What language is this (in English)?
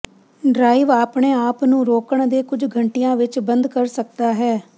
Punjabi